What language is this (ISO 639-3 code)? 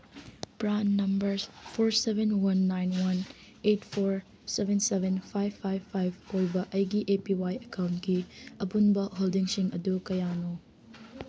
mni